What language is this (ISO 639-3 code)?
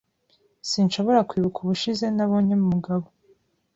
kin